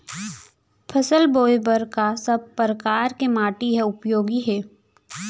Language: Chhattisgarhi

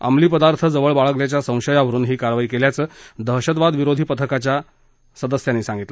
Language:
Marathi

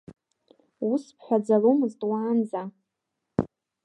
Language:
Abkhazian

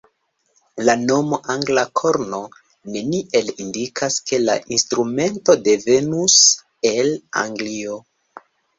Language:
Esperanto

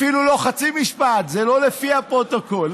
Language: Hebrew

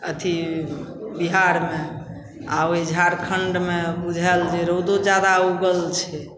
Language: Maithili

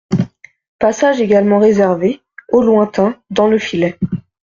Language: French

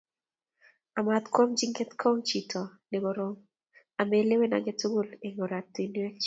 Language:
Kalenjin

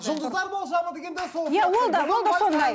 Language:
Kazakh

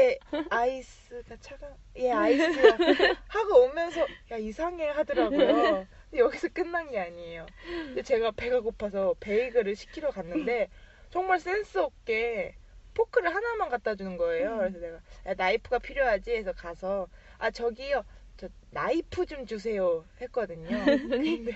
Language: Korean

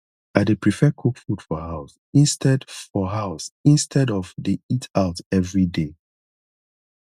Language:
Nigerian Pidgin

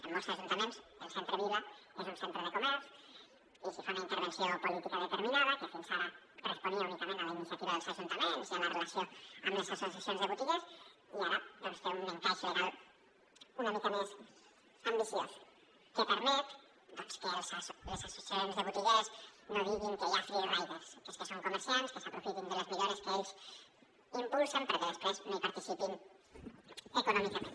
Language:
Catalan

